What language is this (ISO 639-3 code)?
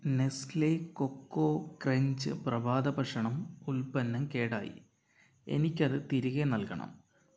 mal